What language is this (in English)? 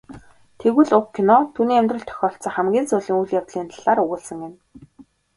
Mongolian